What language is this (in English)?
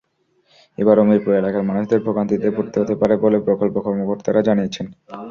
Bangla